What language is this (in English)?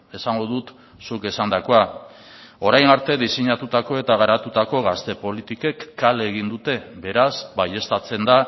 Basque